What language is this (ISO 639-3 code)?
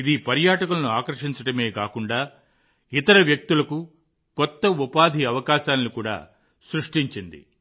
tel